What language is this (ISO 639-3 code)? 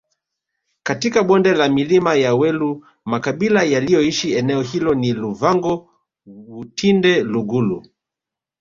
swa